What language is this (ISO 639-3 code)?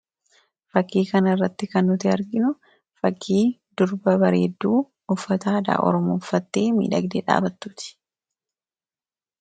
orm